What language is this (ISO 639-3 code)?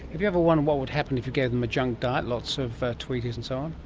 eng